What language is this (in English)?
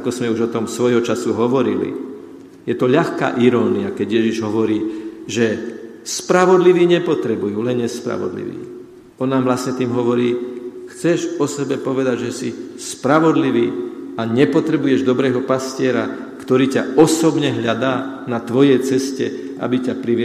Slovak